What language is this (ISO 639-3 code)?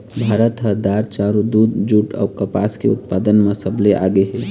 hne